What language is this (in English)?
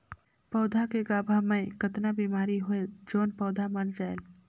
Chhattisgarhi